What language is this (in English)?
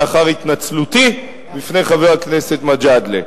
Hebrew